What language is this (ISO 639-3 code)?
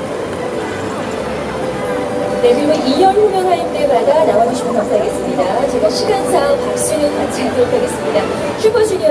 kor